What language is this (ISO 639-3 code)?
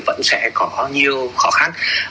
vie